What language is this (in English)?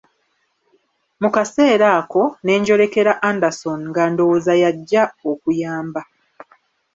Ganda